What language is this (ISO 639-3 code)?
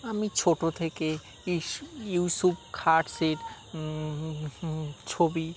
ben